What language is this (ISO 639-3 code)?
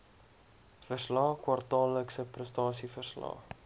afr